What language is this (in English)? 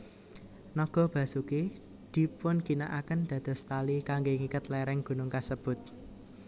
Javanese